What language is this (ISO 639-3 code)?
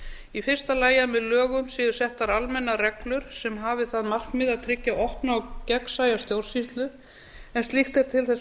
isl